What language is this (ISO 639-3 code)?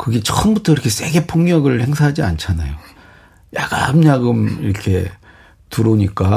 kor